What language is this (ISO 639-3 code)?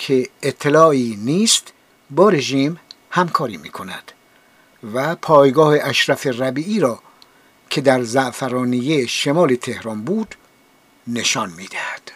fas